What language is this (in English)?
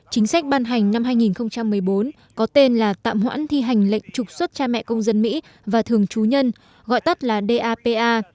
Vietnamese